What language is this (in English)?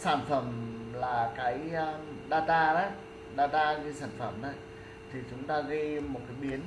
Vietnamese